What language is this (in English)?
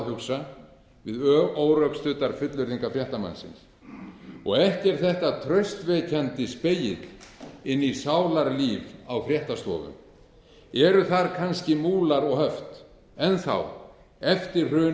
Icelandic